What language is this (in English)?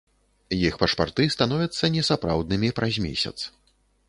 Belarusian